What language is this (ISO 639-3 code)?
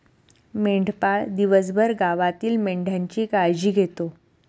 mar